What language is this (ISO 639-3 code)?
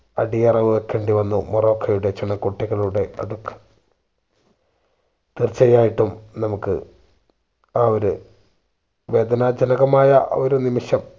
mal